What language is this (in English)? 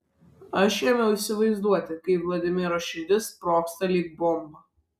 Lithuanian